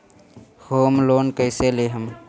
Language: Bhojpuri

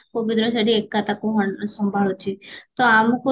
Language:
Odia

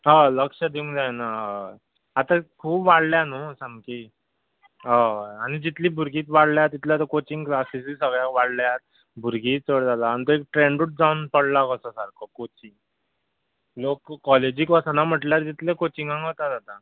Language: Konkani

